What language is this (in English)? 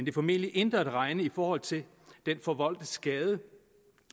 Danish